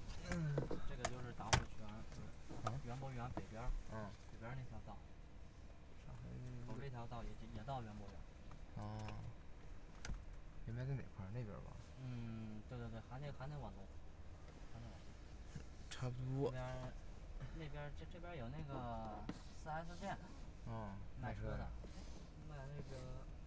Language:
Chinese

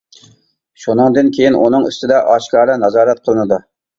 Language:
Uyghur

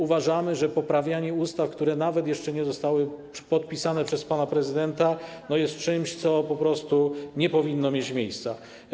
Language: Polish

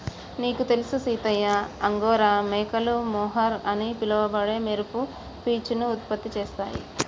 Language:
Telugu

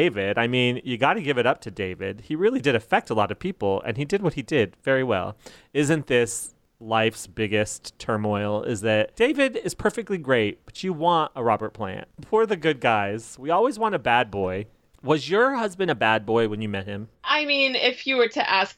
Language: English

